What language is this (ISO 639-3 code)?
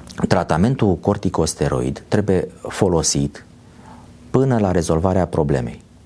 ron